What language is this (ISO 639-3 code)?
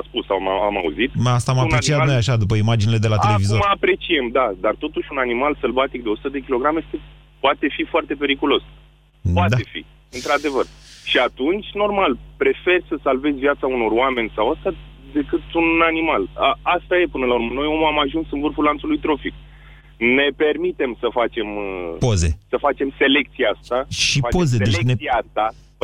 ron